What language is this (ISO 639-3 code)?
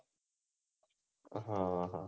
guj